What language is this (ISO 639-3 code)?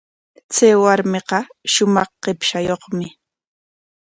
qwa